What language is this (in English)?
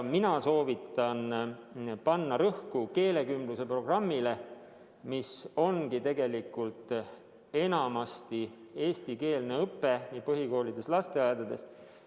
Estonian